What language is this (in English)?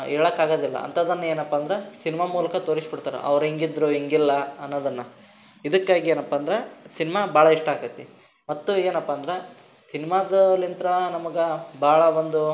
Kannada